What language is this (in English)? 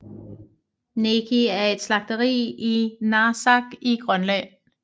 Danish